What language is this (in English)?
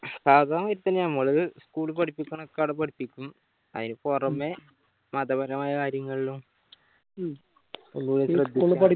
Malayalam